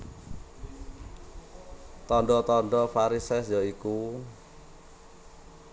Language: Javanese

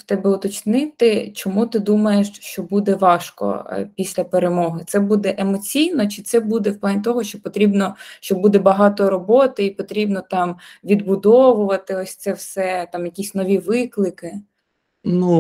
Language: Ukrainian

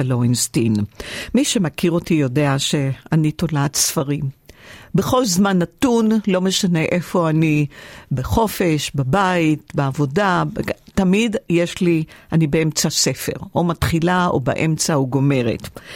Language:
Hebrew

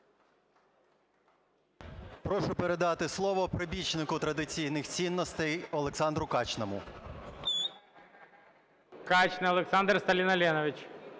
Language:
Ukrainian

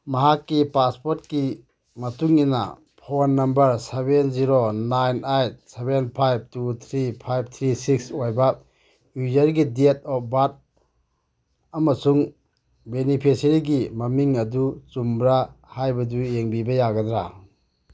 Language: Manipuri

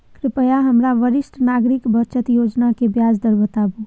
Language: Maithili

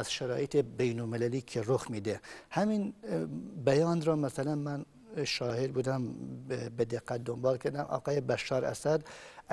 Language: Persian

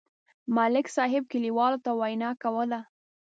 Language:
Pashto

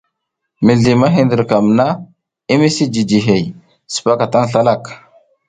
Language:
South Giziga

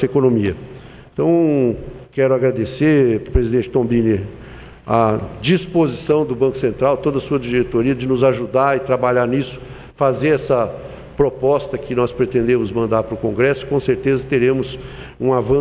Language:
Portuguese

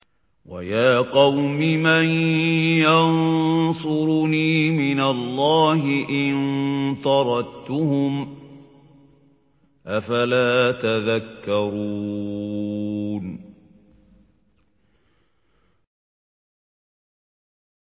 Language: Arabic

